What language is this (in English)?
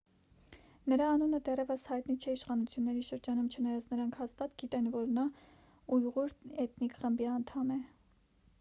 Armenian